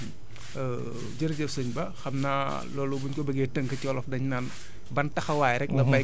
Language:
Wolof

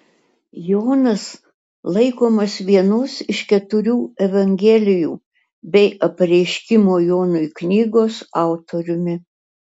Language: Lithuanian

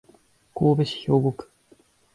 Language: Japanese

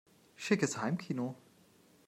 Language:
German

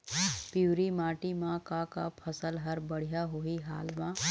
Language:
Chhattisgarhi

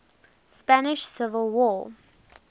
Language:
English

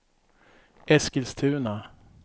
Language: Swedish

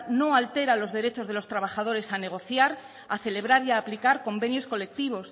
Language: Spanish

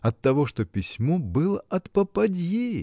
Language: Russian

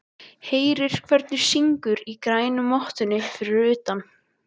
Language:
Icelandic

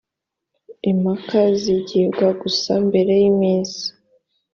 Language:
Kinyarwanda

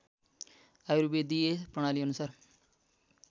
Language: Nepali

